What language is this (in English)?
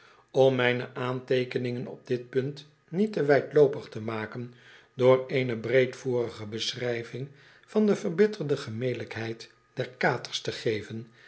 Dutch